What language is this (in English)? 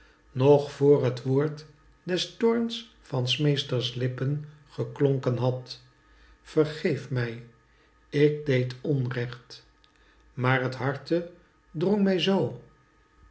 Dutch